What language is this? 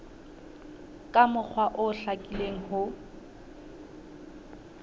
Southern Sotho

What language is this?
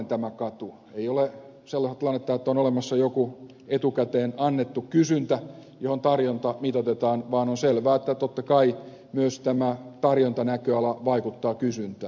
Finnish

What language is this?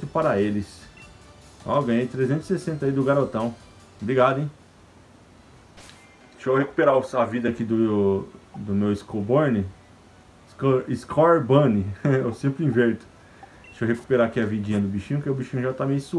Portuguese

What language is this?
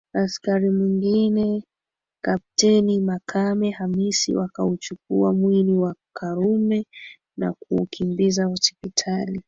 Swahili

